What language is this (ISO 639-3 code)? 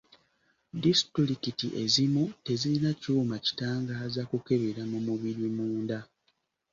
lug